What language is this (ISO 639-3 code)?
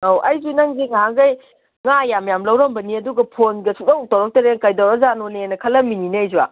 mni